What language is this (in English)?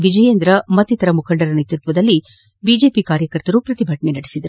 Kannada